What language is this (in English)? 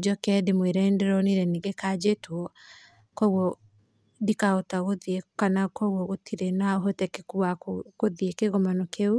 Kikuyu